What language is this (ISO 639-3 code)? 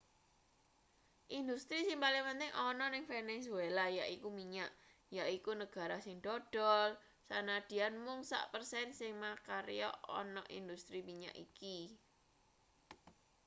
jav